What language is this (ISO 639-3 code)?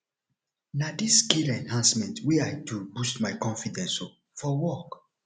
pcm